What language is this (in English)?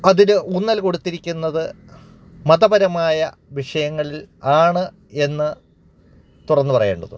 Malayalam